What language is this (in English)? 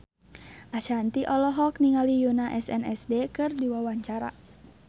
Sundanese